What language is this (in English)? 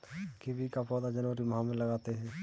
Hindi